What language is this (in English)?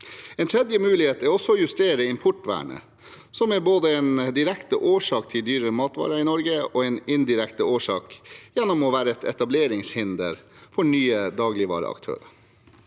Norwegian